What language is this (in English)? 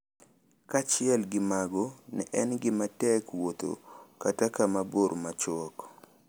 Luo (Kenya and Tanzania)